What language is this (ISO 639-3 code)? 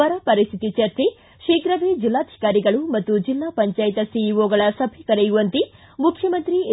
kan